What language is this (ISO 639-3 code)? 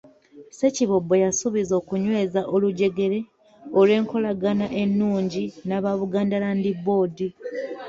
lug